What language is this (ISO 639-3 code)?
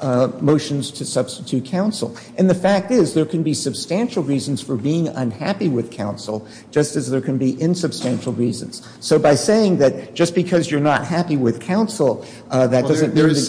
eng